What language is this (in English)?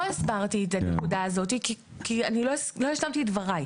Hebrew